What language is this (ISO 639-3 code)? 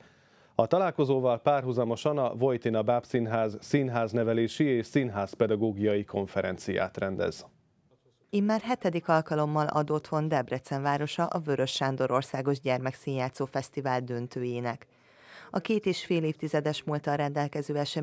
hun